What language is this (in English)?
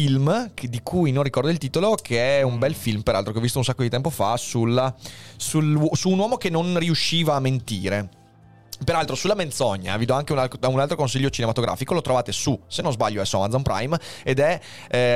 Italian